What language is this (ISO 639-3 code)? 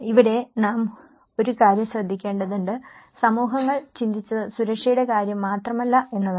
mal